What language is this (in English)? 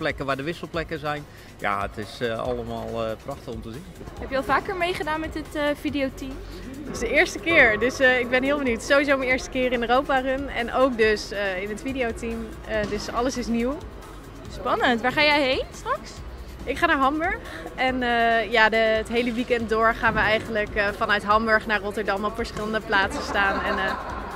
Dutch